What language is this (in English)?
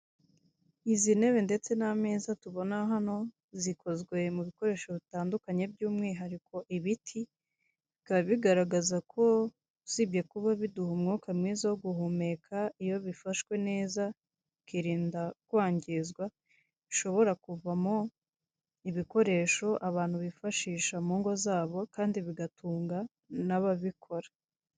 Kinyarwanda